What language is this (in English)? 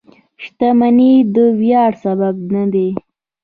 Pashto